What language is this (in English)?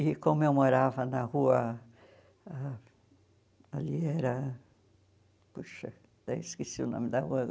Portuguese